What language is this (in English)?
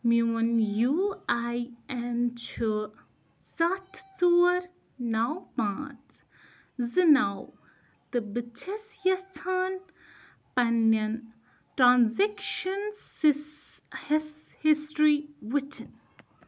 Kashmiri